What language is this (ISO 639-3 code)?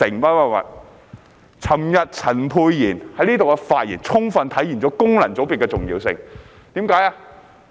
yue